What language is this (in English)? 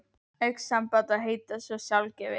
Icelandic